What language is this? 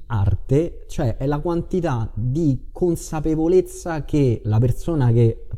Italian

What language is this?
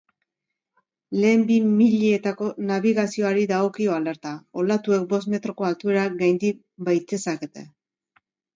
Basque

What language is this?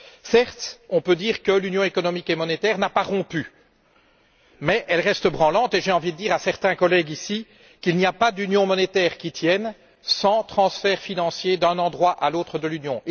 French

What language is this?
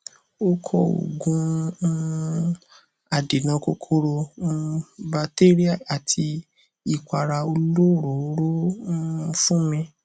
Yoruba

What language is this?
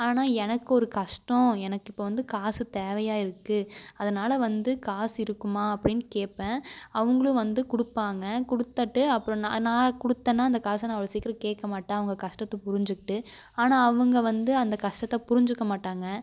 Tamil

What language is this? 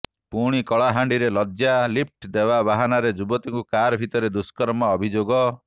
Odia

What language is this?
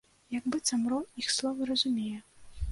Belarusian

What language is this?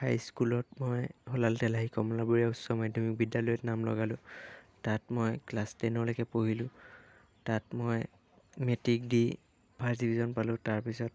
Assamese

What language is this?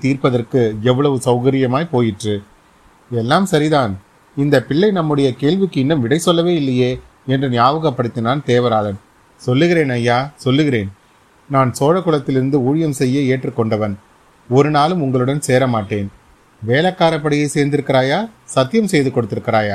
Tamil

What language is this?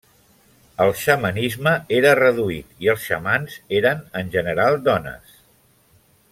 Catalan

